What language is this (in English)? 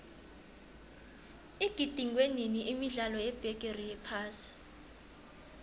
South Ndebele